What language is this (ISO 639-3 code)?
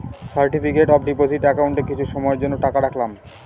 ben